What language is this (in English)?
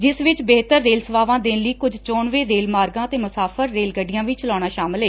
Punjabi